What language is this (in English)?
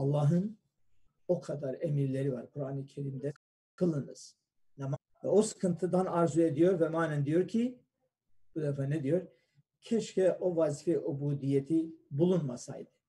Turkish